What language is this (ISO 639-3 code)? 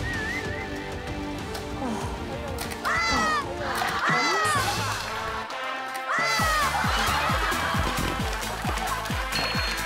kor